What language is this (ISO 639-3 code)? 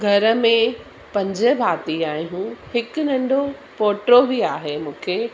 snd